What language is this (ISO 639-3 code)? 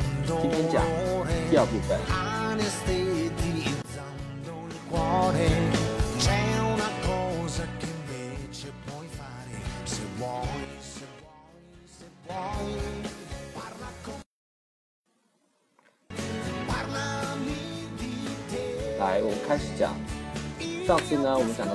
zho